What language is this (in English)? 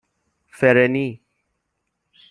Persian